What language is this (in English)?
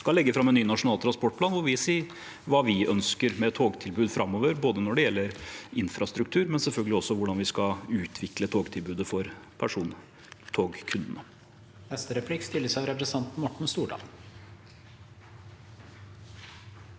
Norwegian